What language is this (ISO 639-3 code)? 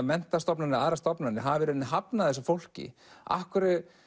isl